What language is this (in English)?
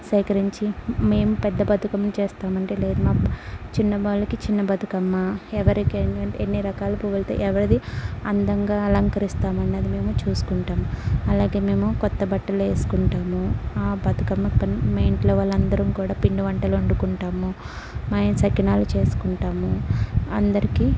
Telugu